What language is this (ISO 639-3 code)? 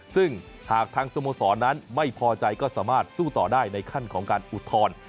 tha